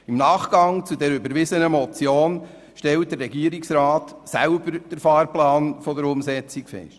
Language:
Swiss German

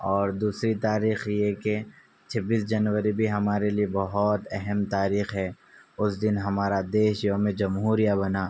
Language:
Urdu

